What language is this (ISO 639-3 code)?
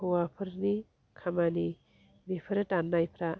brx